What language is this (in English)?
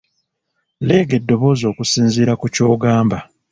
Ganda